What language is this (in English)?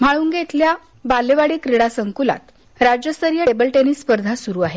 Marathi